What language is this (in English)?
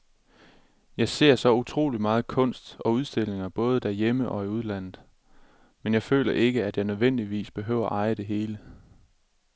Danish